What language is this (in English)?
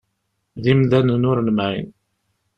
Kabyle